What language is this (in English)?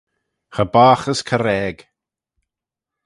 Manx